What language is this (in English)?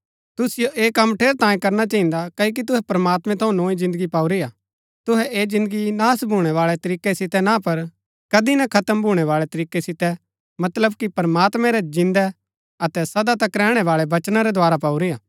Gaddi